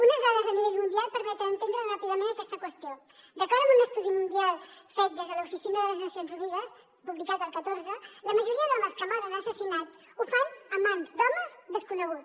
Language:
Catalan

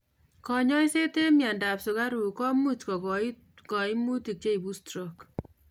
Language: Kalenjin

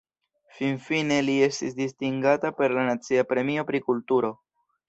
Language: Esperanto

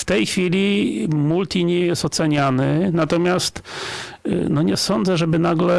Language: Polish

